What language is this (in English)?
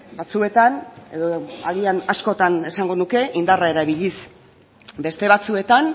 Basque